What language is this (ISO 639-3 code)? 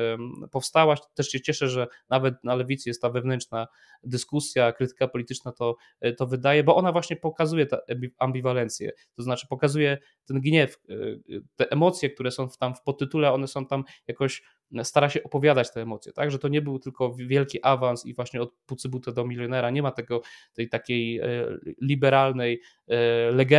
pol